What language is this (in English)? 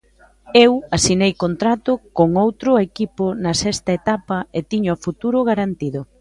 Galician